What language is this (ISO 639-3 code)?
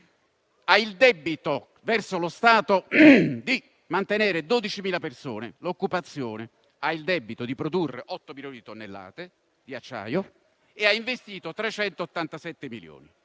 ita